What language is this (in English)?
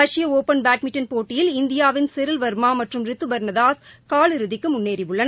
Tamil